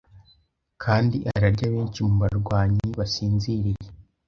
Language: Kinyarwanda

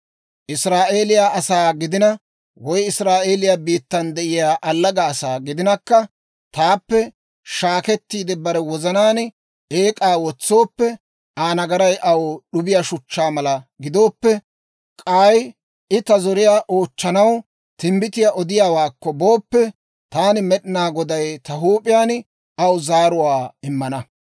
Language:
Dawro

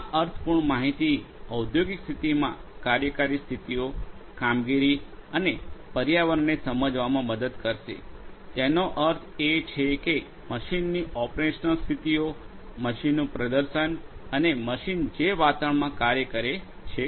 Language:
Gujarati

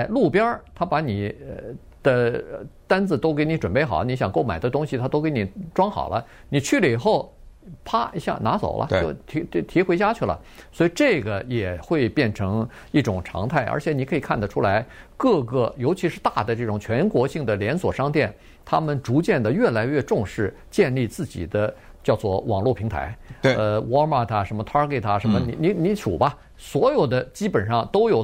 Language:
Chinese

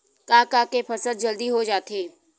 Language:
Chhattisgarhi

